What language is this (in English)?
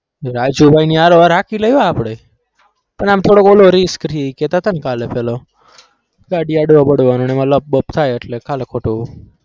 Gujarati